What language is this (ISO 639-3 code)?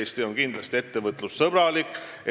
est